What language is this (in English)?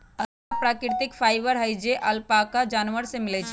Magahi